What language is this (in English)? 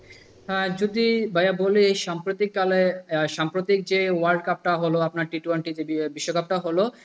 Bangla